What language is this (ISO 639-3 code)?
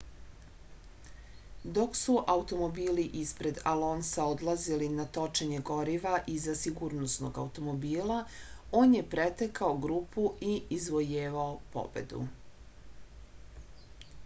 srp